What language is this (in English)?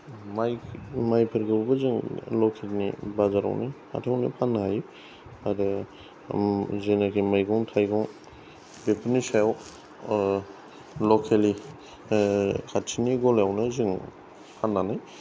Bodo